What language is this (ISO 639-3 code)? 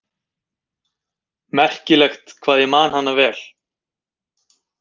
isl